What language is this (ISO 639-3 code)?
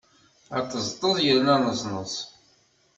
kab